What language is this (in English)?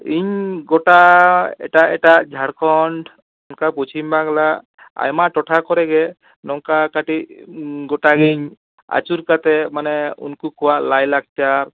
Santali